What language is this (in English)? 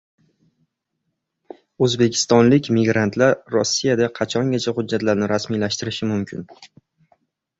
Uzbek